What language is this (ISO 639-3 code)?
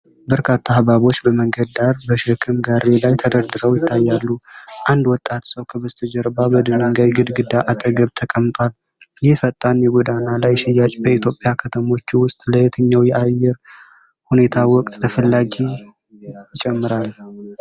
amh